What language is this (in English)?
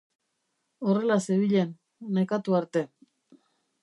Basque